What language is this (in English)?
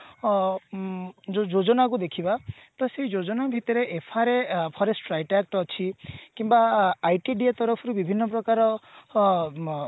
Odia